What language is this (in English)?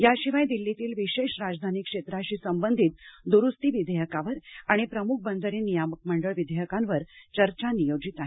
Marathi